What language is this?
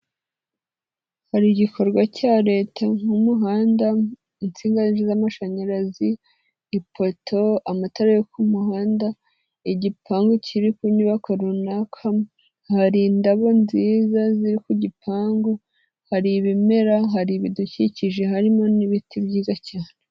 Kinyarwanda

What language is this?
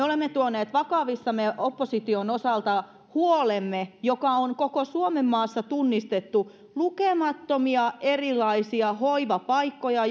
Finnish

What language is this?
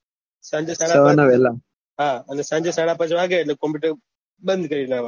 Gujarati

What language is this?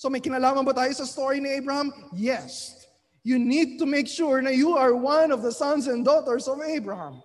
Filipino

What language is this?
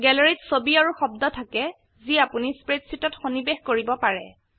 Assamese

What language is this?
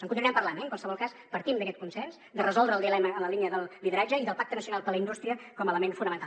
Catalan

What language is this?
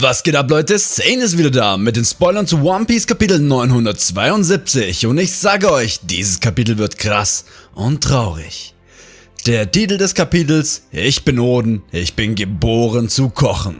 German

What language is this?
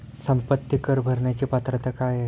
Marathi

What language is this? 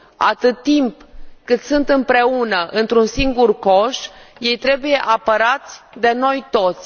Romanian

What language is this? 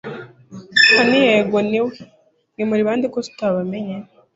Kinyarwanda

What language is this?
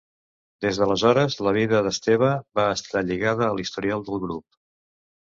Catalan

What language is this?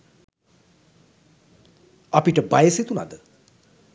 Sinhala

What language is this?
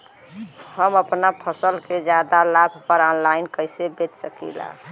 Bhojpuri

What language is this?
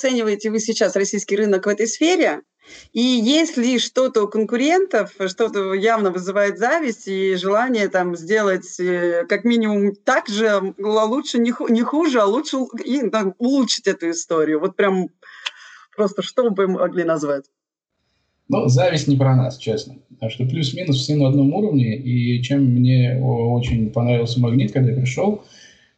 Russian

